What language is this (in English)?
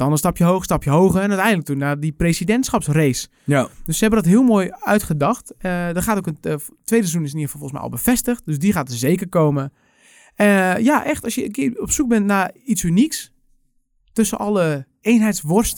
Dutch